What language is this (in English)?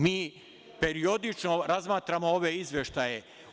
Serbian